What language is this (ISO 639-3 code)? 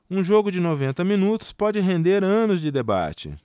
por